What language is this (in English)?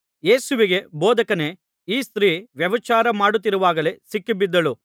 Kannada